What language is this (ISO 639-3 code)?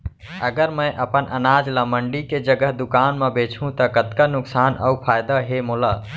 hne